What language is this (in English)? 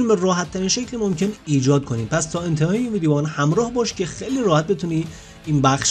Persian